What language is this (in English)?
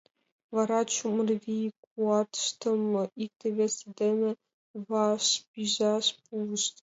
Mari